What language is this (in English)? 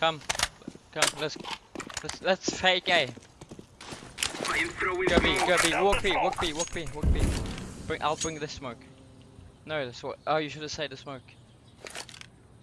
English